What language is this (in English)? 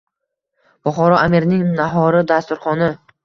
Uzbek